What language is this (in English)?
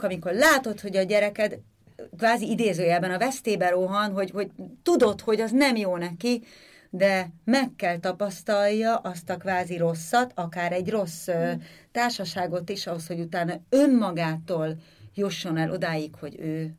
Hungarian